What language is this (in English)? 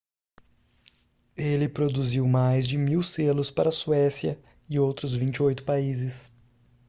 Portuguese